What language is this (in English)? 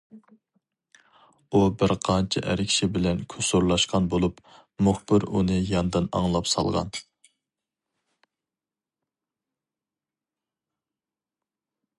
Uyghur